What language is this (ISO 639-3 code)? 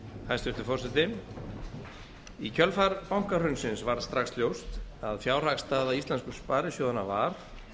isl